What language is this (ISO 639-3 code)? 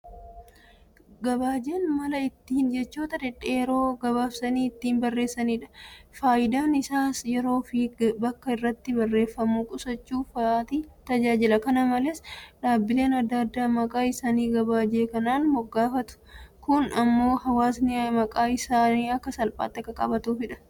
orm